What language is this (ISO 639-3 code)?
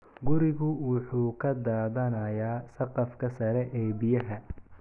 som